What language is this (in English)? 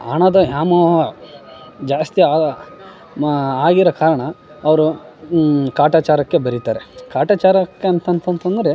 Kannada